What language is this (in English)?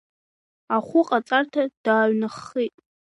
Abkhazian